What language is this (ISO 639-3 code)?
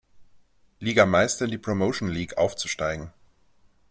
deu